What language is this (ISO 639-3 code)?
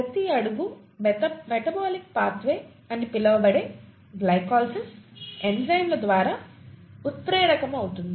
tel